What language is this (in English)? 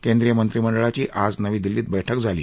Marathi